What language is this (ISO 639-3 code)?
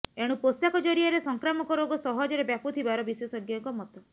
ori